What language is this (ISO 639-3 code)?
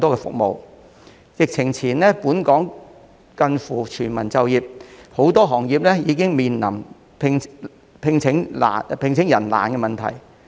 yue